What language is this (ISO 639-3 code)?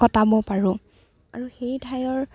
asm